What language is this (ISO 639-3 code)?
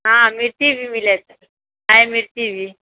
mai